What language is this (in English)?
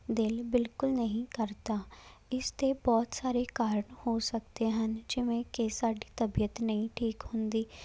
Punjabi